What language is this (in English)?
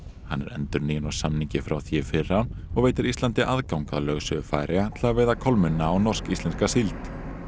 Icelandic